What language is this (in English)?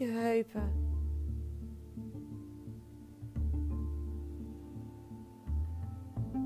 Dutch